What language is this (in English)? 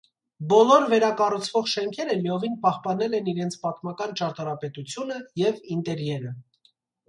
Armenian